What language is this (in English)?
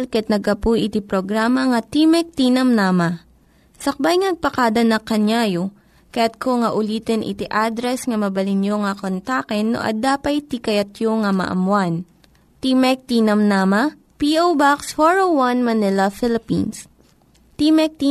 Filipino